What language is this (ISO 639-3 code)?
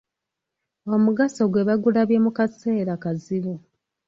lug